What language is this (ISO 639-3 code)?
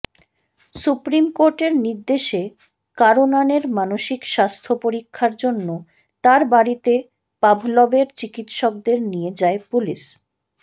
ben